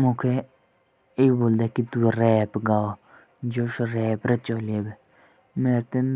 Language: Jaunsari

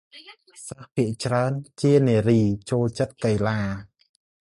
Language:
Khmer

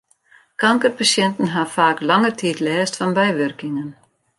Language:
Western Frisian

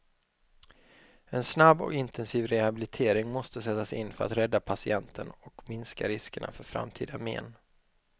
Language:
Swedish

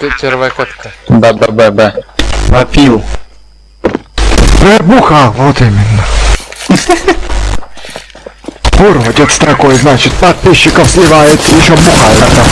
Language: Russian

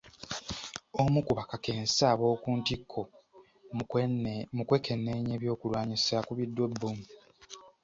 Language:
Ganda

